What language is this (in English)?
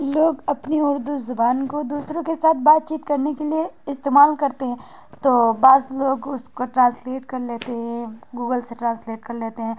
Urdu